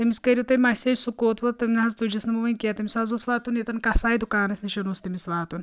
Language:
Kashmiri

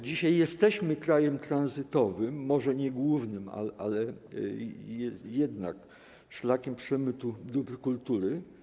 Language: Polish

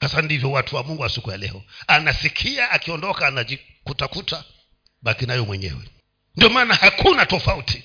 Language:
Swahili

